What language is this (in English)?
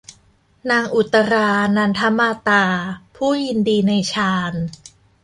Thai